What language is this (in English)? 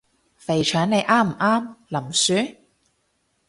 Cantonese